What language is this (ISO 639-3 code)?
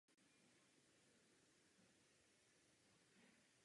ces